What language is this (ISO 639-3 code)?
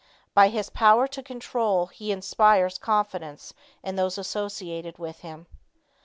eng